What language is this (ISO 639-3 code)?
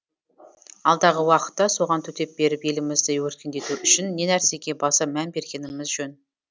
kaz